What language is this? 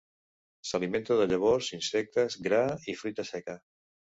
Catalan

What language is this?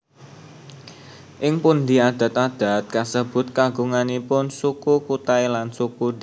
Javanese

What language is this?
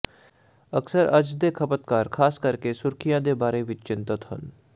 Punjabi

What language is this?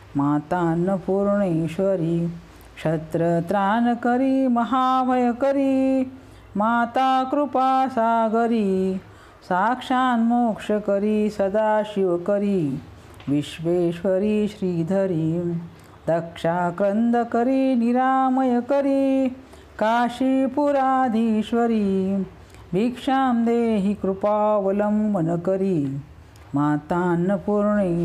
Marathi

